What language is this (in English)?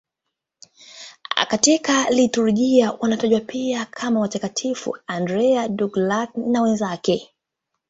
Swahili